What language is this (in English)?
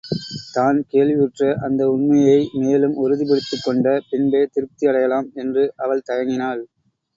Tamil